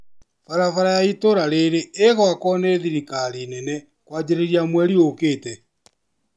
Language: Kikuyu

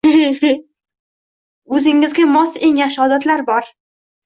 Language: Uzbek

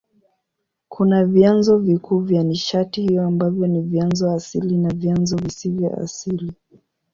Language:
Swahili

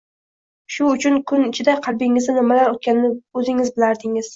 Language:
Uzbek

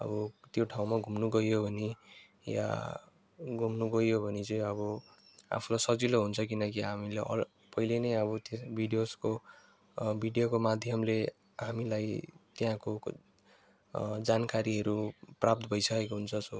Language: Nepali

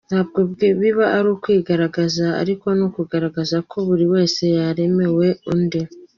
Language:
Kinyarwanda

